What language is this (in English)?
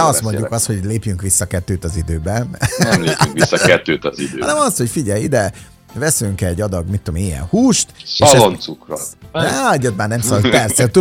Hungarian